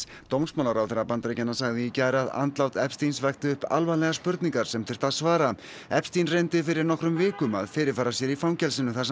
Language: Icelandic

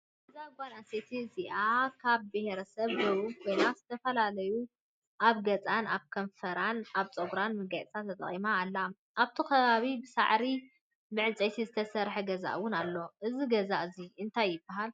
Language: Tigrinya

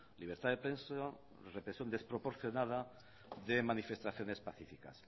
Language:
Spanish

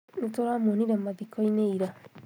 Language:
Kikuyu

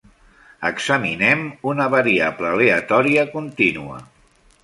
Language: Catalan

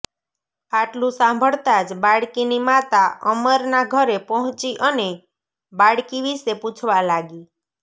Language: Gujarati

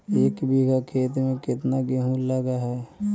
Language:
Magahi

